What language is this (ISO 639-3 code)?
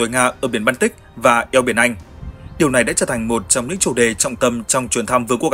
vie